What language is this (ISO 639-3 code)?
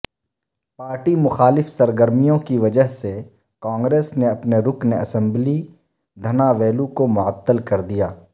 urd